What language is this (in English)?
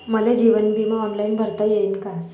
Marathi